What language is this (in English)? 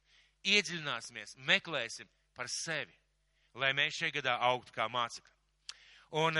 Bangla